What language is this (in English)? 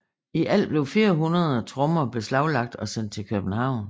Danish